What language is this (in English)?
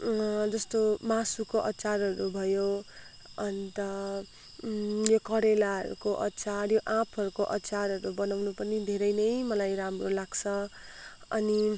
Nepali